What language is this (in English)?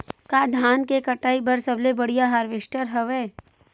Chhattisgarhi